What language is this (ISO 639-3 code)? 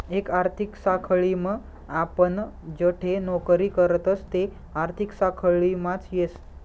mar